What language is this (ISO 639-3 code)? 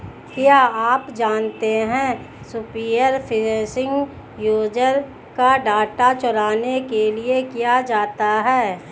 hin